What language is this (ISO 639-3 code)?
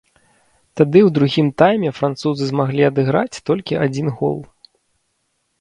bel